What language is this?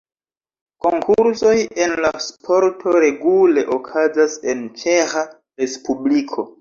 Esperanto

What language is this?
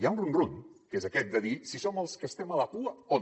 Catalan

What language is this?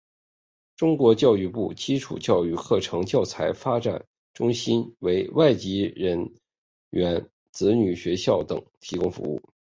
Chinese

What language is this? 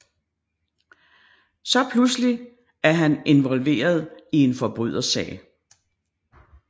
Danish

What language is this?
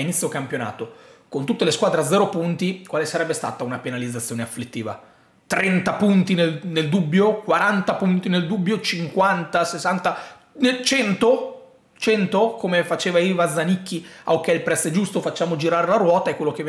Italian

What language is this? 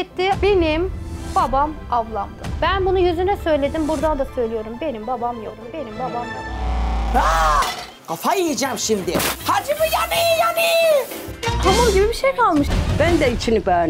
Turkish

